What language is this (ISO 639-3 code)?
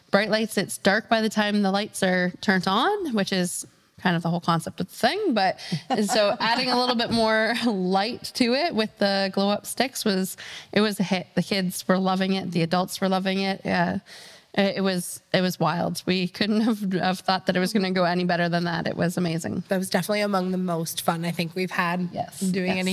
eng